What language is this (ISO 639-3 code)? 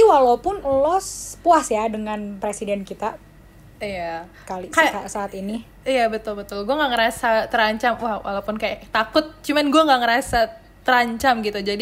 ind